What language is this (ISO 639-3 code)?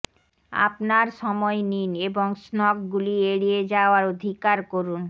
ben